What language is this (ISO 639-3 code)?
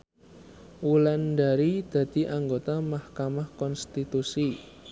jav